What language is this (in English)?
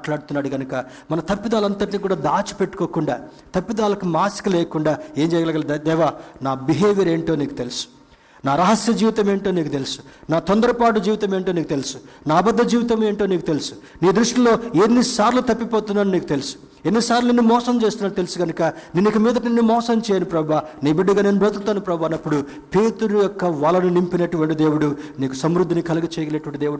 Telugu